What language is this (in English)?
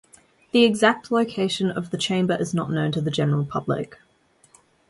English